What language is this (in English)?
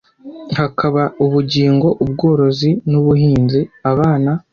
Kinyarwanda